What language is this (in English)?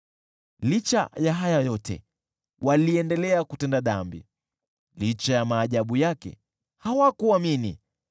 Swahili